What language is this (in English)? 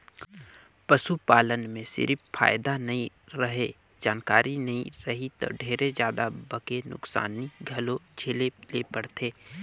Chhattisgarhi